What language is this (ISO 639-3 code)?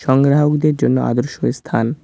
ben